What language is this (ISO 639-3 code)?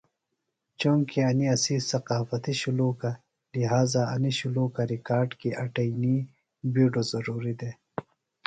phl